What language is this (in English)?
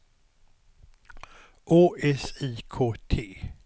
Swedish